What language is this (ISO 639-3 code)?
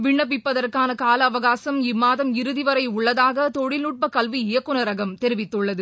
tam